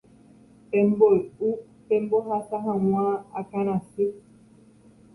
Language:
Guarani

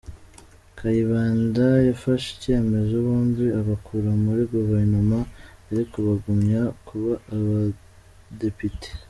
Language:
Kinyarwanda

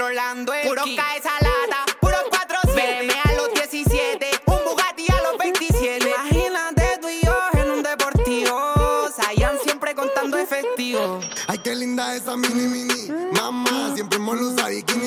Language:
Spanish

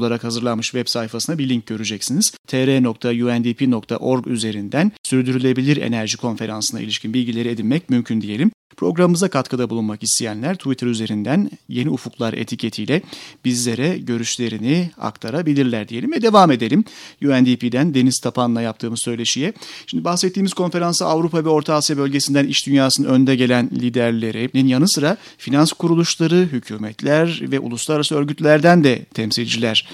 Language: Turkish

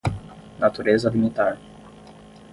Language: Portuguese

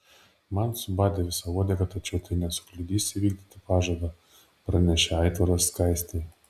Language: Lithuanian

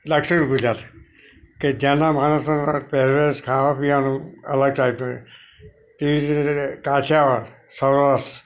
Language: Gujarati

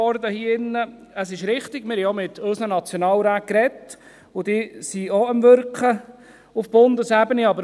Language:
Swiss German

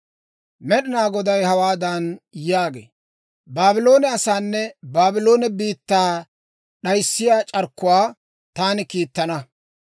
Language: Dawro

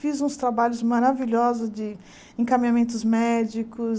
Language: Portuguese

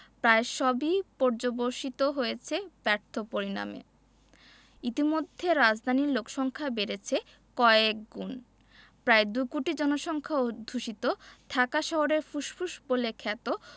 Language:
Bangla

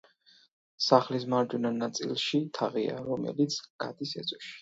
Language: Georgian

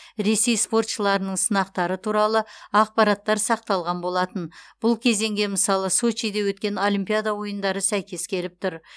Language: Kazakh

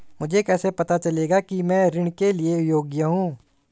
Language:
Hindi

